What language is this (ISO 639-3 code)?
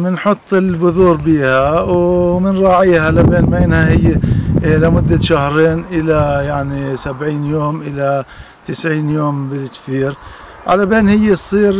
ara